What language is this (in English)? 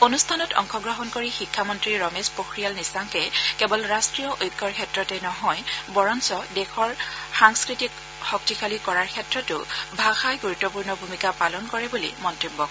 Assamese